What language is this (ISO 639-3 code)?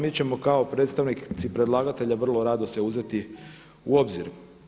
hrv